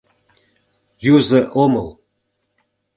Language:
Mari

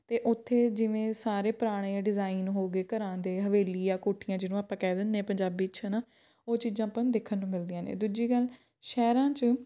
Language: Punjabi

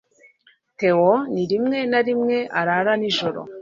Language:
Kinyarwanda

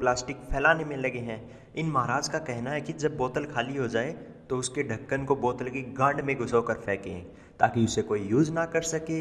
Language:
Hindi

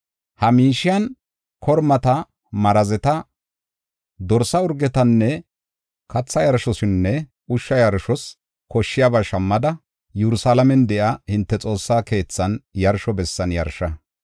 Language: Gofa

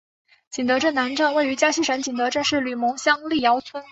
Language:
Chinese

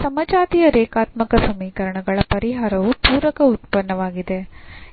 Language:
Kannada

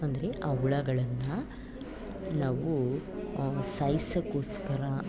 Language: Kannada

